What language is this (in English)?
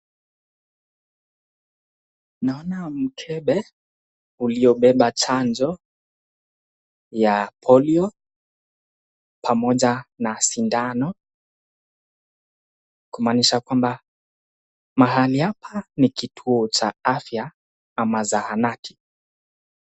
Swahili